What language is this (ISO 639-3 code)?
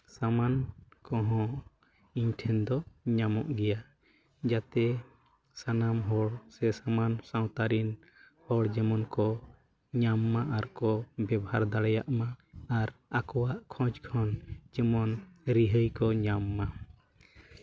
sat